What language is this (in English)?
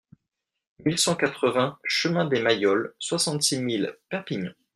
French